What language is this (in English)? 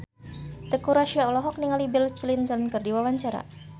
Sundanese